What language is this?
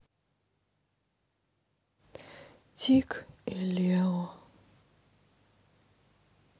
Russian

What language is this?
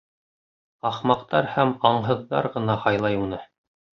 Bashkir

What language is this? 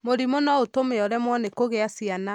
Kikuyu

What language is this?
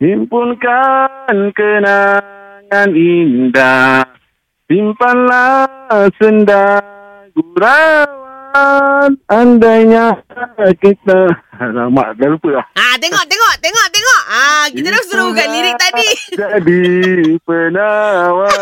Malay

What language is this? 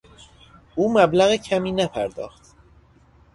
Persian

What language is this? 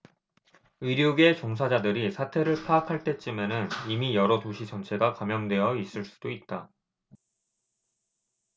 Korean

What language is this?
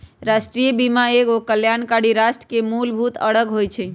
Magahi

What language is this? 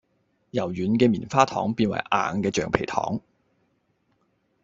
Cantonese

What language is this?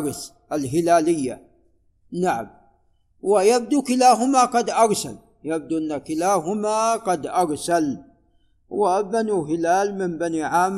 Arabic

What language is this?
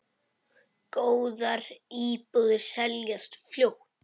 Icelandic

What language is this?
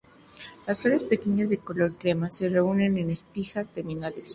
Spanish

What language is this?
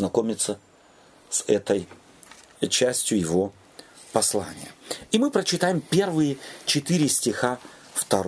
Russian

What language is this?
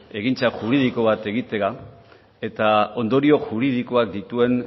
Basque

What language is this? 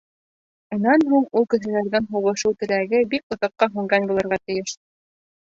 Bashkir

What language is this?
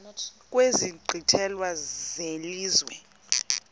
Xhosa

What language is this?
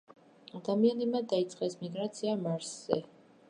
Georgian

